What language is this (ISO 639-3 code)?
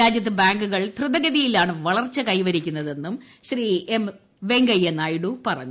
mal